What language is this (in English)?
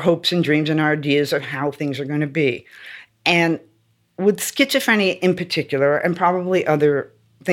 English